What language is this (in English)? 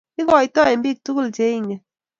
Kalenjin